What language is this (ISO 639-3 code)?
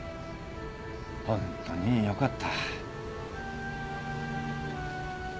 jpn